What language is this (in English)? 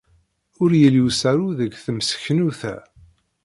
Kabyle